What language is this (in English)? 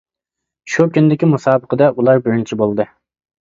Uyghur